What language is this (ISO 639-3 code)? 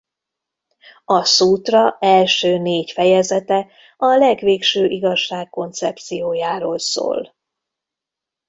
hun